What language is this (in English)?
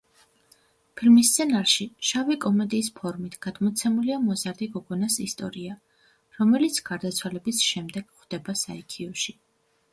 Georgian